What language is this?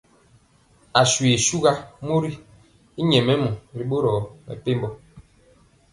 Mpiemo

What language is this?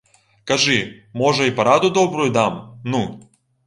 Belarusian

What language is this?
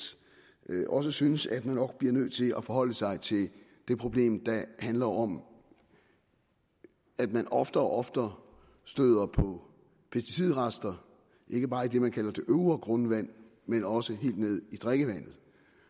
Danish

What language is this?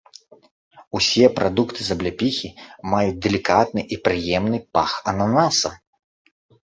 Belarusian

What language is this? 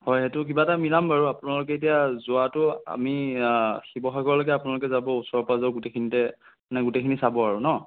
Assamese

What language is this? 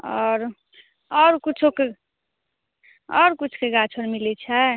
Maithili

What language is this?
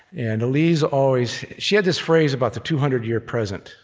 English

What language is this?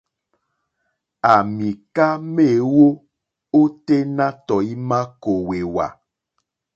Mokpwe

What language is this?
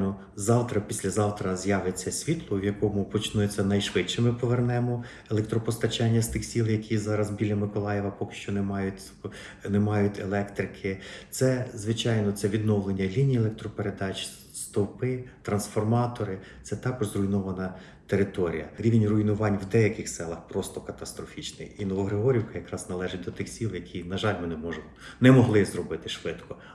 Ukrainian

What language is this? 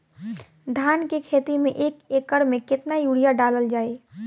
Bhojpuri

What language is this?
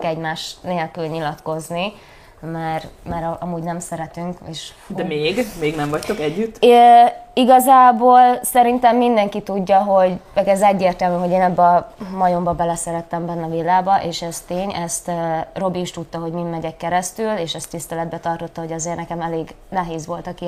Hungarian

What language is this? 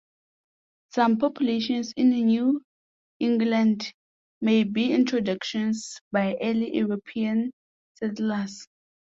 English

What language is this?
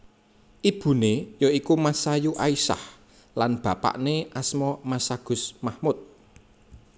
Javanese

